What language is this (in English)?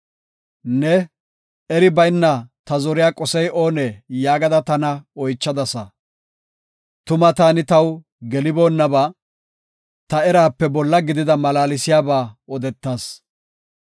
Gofa